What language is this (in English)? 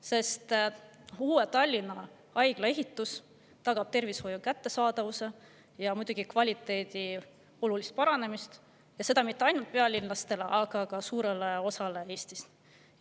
Estonian